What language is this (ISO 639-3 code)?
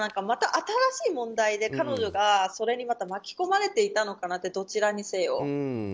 jpn